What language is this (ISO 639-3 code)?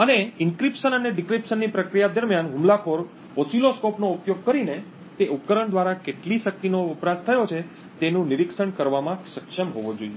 guj